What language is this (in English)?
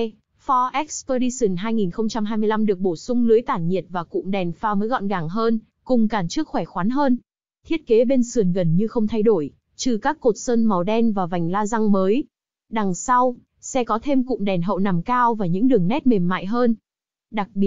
Vietnamese